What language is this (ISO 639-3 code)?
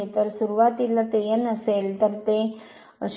mar